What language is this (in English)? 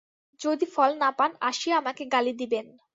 Bangla